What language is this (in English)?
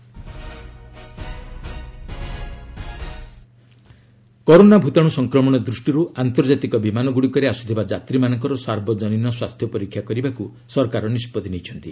Odia